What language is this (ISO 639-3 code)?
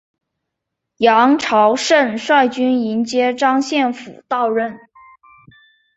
zho